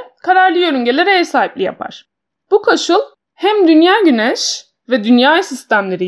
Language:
Turkish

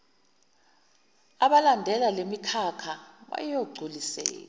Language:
Zulu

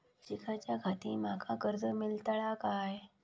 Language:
Marathi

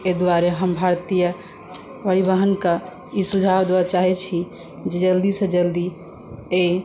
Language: Maithili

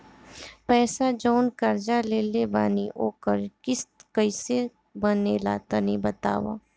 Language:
Bhojpuri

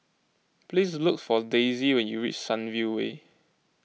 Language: English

